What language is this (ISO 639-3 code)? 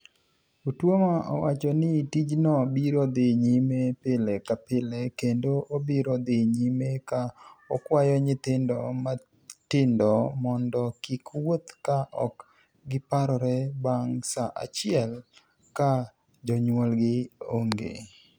luo